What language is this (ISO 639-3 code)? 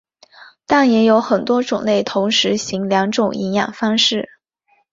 zho